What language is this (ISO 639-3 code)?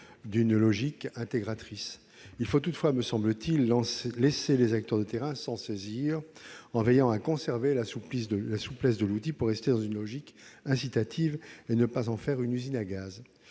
fra